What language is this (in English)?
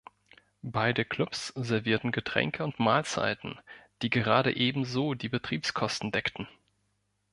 German